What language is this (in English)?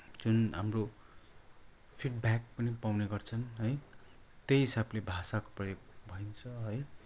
Nepali